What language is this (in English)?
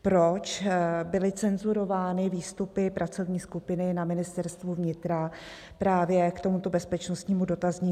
Czech